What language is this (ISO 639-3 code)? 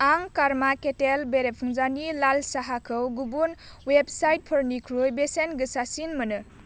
brx